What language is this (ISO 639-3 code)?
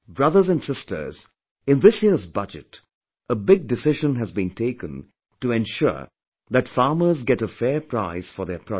eng